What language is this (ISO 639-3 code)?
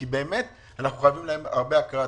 heb